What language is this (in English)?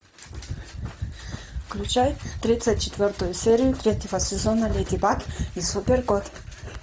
Russian